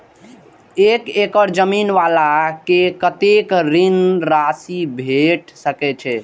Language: Maithili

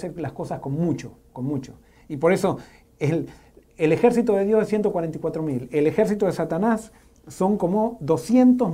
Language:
Spanish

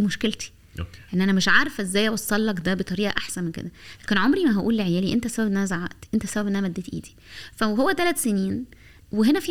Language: Arabic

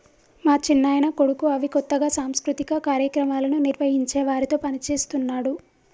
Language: Telugu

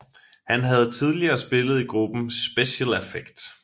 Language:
Danish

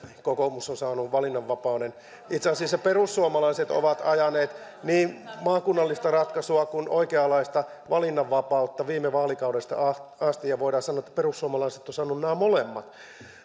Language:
Finnish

